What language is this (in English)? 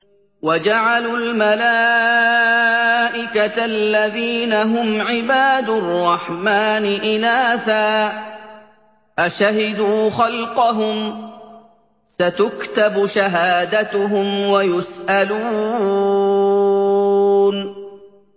Arabic